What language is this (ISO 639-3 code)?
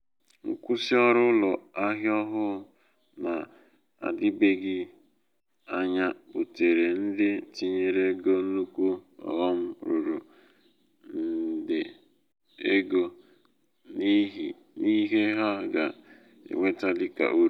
ibo